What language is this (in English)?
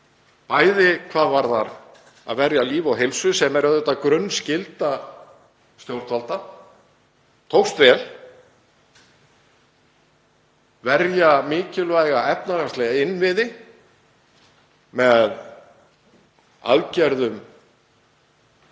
Icelandic